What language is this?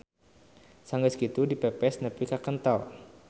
Sundanese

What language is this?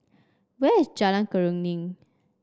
English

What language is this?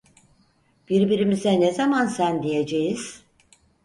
Turkish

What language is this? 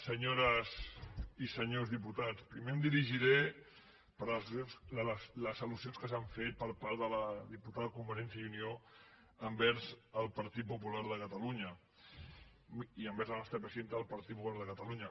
Catalan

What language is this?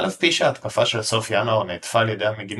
Hebrew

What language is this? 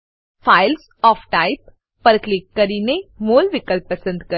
Gujarati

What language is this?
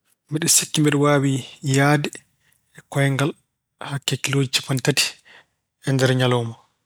Fula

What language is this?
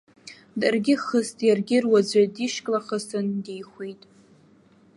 Abkhazian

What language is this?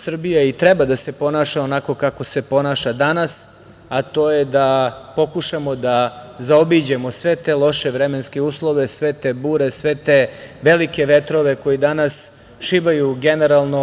Serbian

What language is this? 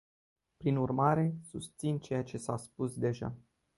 Romanian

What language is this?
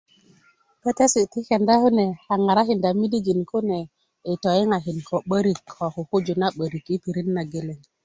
Kuku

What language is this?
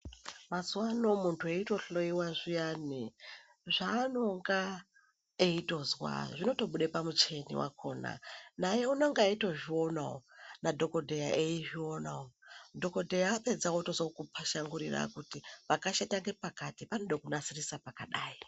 Ndau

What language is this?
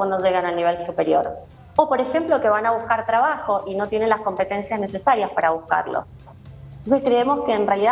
Spanish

